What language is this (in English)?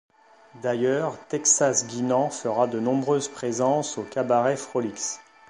French